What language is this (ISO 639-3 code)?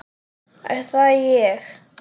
isl